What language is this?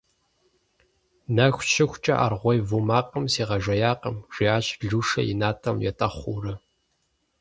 Kabardian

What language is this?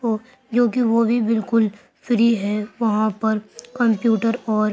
Urdu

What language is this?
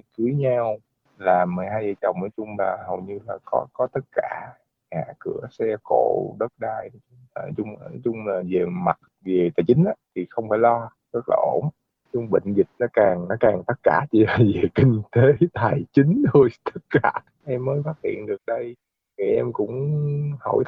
Vietnamese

